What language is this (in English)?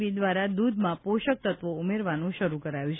Gujarati